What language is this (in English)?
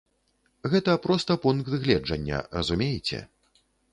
Belarusian